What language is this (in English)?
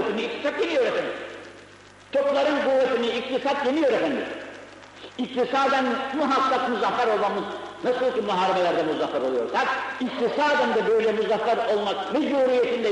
Turkish